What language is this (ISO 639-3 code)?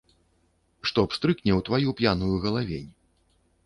bel